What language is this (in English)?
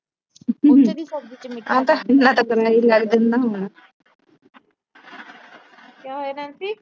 Punjabi